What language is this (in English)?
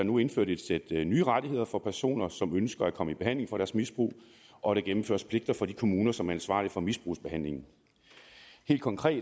Danish